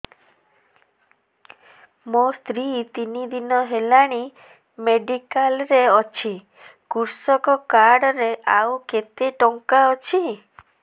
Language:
Odia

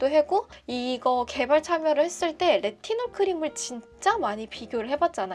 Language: Korean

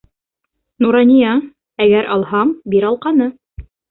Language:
Bashkir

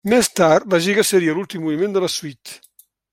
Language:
Catalan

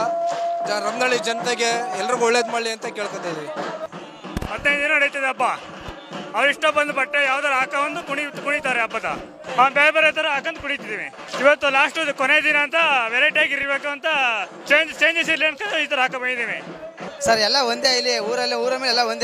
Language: Arabic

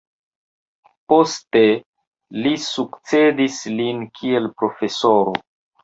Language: Esperanto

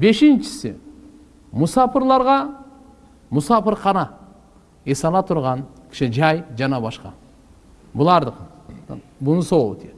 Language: Turkish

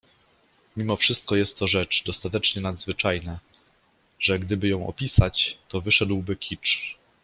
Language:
Polish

